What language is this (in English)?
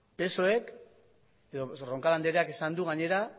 Basque